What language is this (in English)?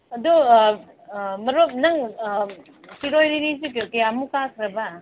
Manipuri